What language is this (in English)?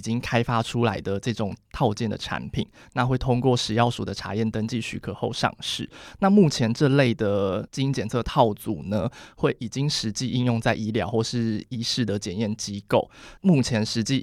Chinese